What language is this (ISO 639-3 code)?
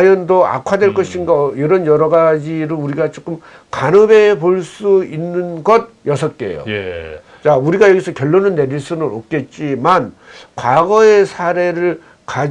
kor